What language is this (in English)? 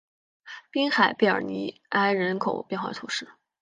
Chinese